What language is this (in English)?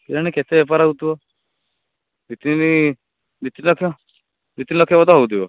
Odia